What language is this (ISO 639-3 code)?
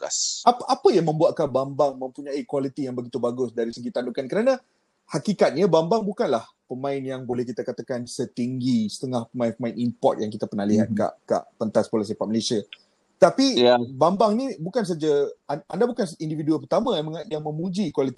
msa